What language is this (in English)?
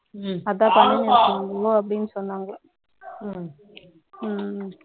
Tamil